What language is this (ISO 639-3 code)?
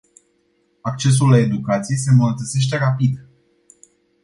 ron